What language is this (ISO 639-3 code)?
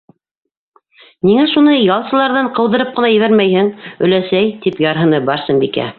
bak